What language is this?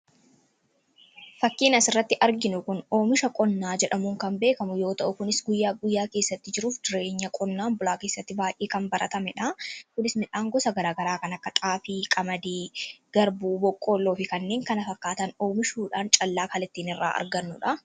Oromo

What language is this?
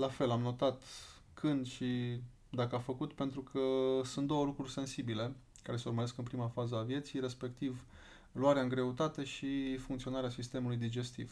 Romanian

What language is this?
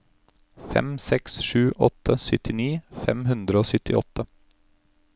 Norwegian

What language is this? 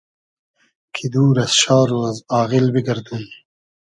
Hazaragi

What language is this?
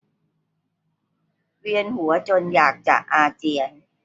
Thai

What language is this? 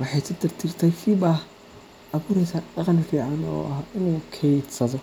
Somali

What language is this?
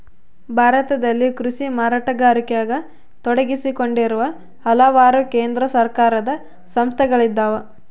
Kannada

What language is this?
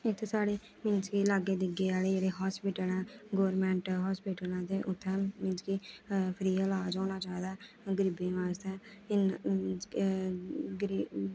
Dogri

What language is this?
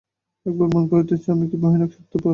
Bangla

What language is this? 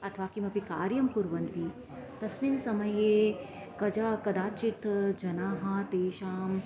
Sanskrit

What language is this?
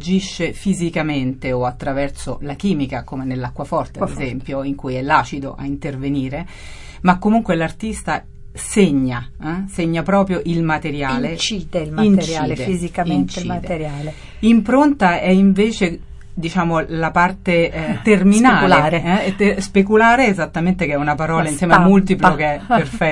Italian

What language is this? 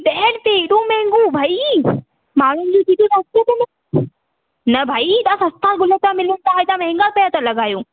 Sindhi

